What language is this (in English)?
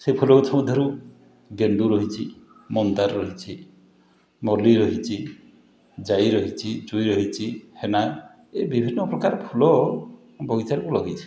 Odia